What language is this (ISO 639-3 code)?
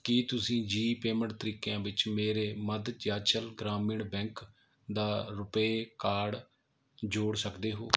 pan